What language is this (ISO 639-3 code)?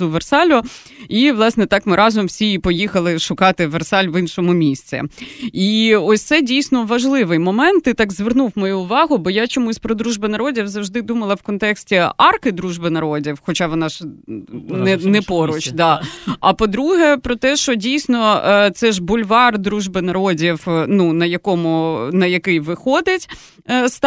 ukr